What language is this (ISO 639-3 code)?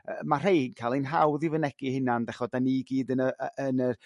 cym